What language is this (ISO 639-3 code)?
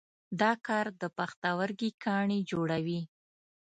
pus